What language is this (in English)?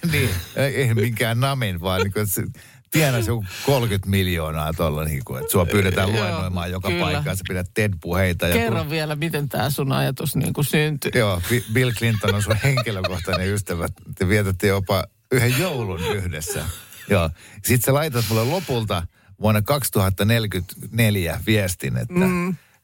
Finnish